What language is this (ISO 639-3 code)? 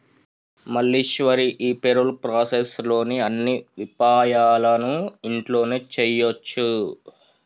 tel